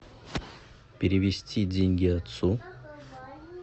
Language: Russian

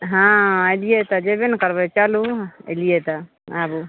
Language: Maithili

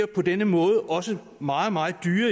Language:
Danish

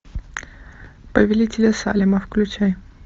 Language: Russian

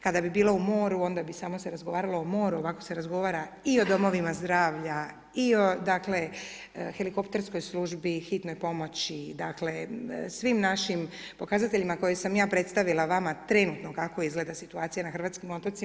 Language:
Croatian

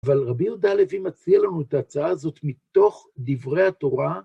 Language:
Hebrew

